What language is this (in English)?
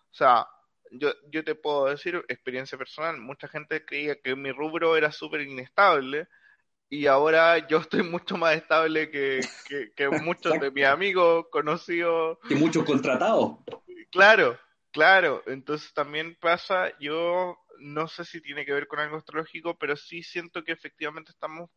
Spanish